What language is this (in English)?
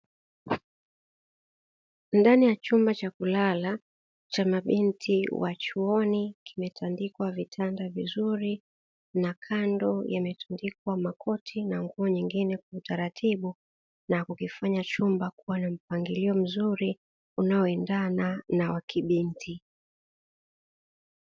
Swahili